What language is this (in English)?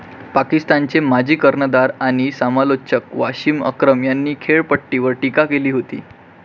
Marathi